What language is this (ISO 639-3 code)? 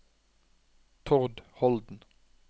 nor